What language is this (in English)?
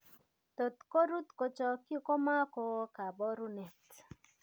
Kalenjin